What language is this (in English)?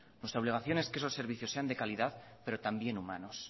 Spanish